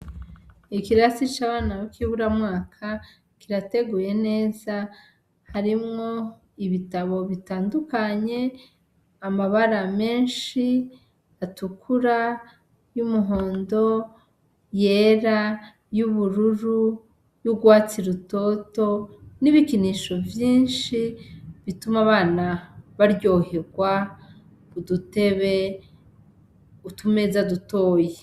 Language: Rundi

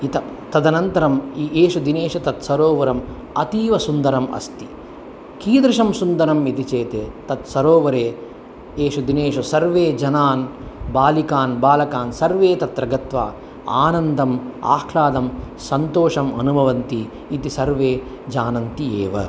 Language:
Sanskrit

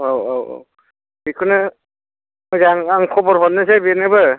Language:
Bodo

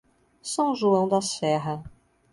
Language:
Portuguese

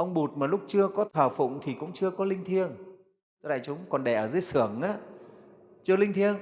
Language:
Vietnamese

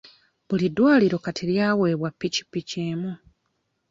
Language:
Ganda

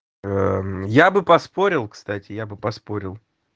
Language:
Russian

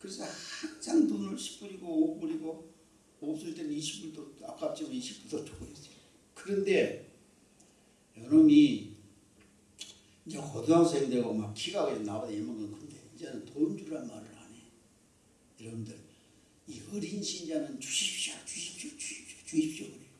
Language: Korean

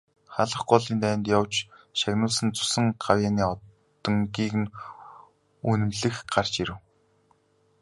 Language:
Mongolian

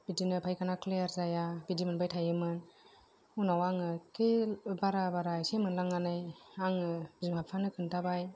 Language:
Bodo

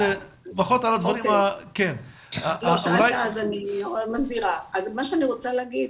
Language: Hebrew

